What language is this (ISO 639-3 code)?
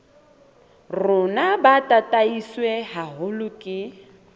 sot